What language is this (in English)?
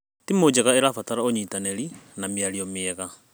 Kikuyu